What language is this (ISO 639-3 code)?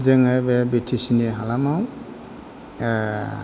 brx